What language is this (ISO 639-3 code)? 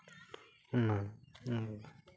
sat